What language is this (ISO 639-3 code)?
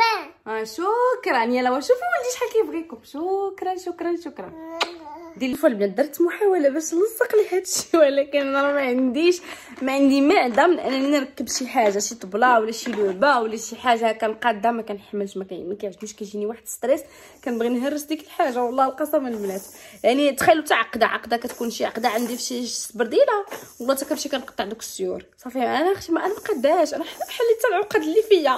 ara